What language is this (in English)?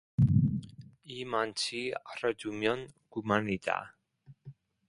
Korean